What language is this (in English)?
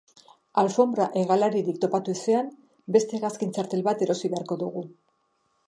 Basque